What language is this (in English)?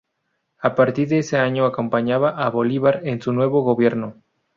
Spanish